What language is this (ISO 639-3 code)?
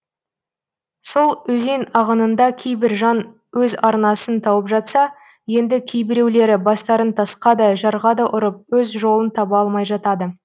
kaz